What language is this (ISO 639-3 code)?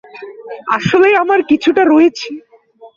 ben